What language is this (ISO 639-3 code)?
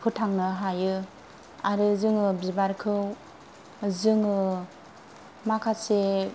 brx